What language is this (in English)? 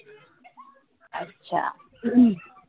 Marathi